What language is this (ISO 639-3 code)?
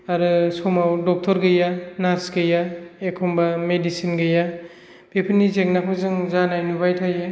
brx